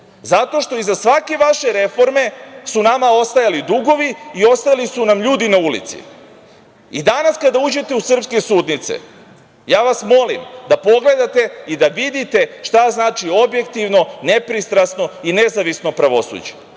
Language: Serbian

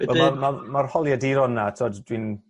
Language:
Welsh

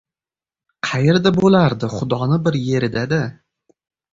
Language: Uzbek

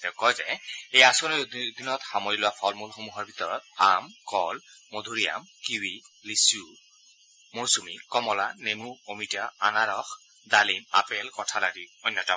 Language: Assamese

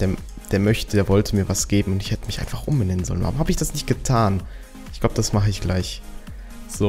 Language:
German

